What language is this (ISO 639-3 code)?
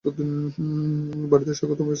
ben